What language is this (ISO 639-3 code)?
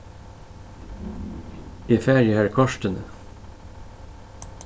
fao